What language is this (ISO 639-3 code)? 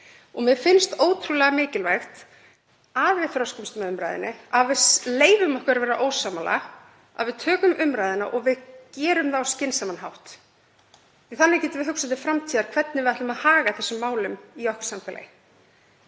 isl